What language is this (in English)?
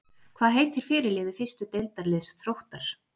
Icelandic